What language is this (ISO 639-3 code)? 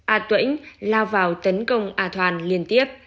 vie